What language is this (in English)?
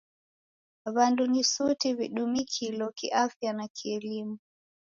Taita